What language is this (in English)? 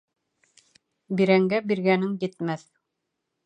Bashkir